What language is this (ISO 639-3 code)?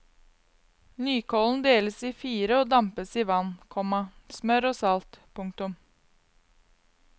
nor